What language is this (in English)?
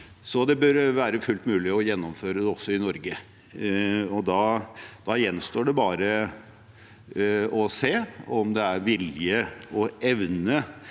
Norwegian